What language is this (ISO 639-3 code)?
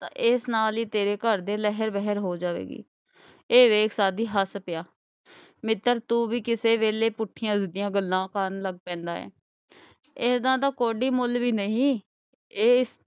pan